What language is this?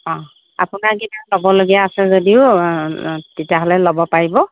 Assamese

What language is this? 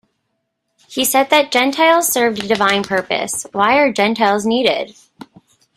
English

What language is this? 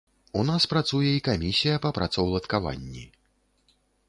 Belarusian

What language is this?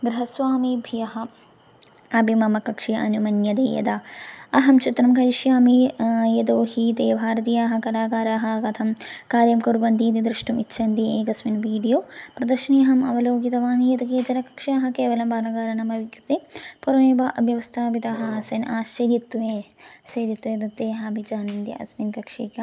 Sanskrit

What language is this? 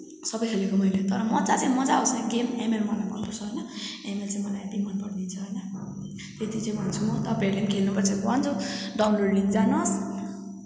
Nepali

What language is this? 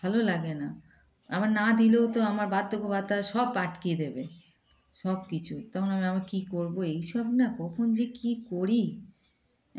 Bangla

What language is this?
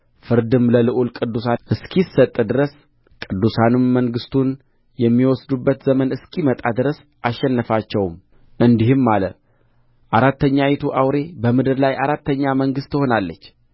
Amharic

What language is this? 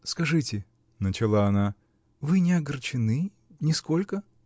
Russian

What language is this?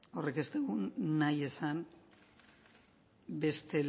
Basque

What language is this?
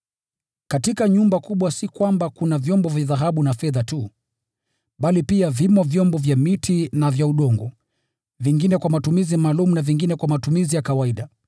Swahili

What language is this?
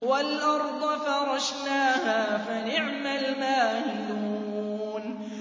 Arabic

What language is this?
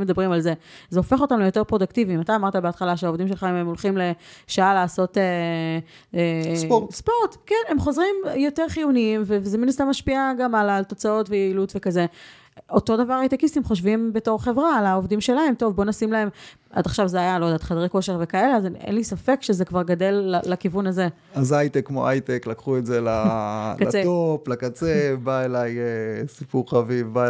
Hebrew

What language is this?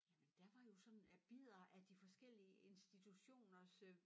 Danish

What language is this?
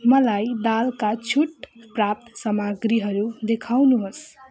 Nepali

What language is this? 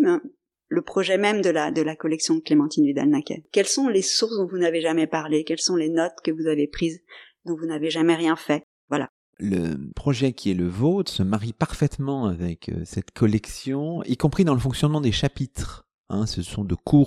French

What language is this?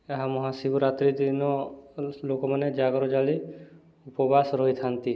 Odia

